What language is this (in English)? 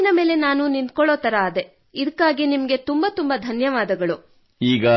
Kannada